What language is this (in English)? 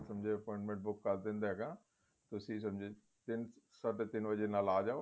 Punjabi